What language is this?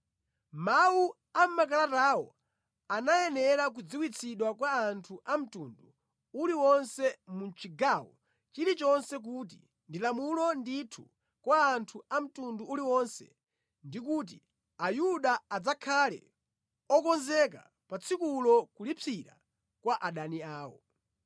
Nyanja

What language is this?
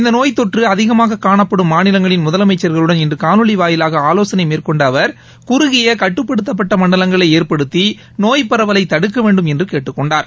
Tamil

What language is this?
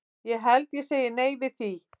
Icelandic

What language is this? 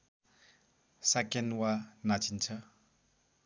Nepali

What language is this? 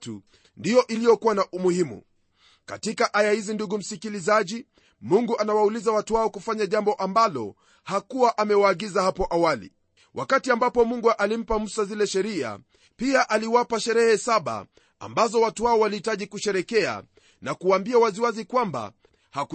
Swahili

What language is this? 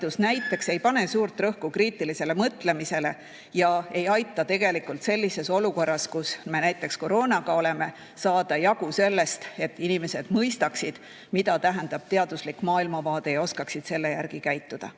Estonian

